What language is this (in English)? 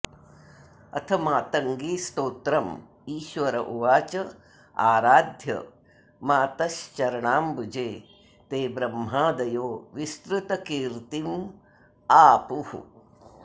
Sanskrit